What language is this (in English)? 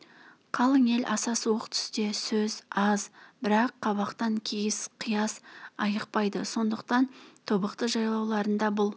Kazakh